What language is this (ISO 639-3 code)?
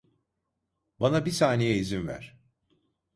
tur